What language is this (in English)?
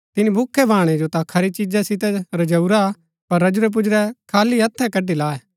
Gaddi